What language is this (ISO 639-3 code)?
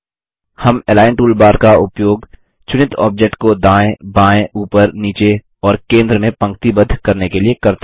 hin